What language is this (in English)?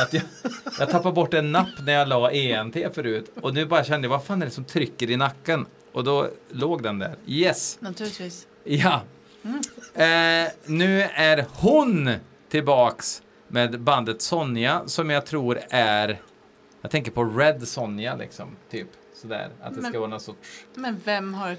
Swedish